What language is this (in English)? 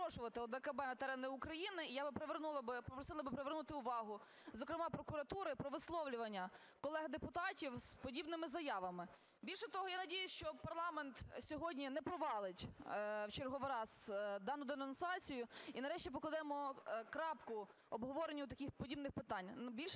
Ukrainian